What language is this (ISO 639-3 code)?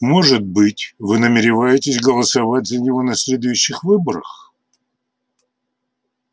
rus